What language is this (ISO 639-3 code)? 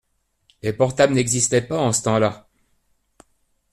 fra